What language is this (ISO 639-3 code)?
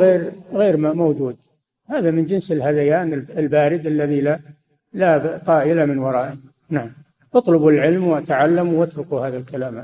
ara